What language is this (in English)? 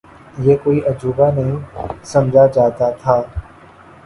Urdu